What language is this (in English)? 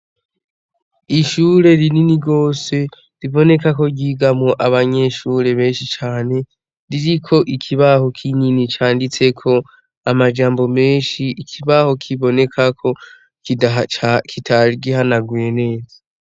Rundi